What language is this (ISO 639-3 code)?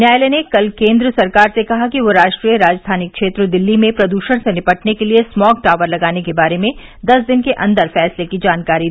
hin